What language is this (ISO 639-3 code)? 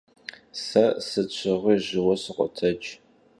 kbd